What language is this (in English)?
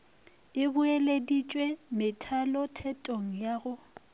Northern Sotho